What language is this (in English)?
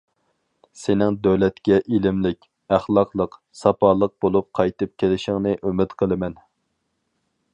Uyghur